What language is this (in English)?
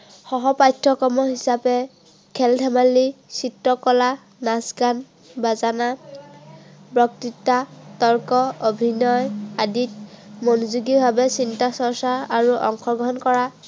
Assamese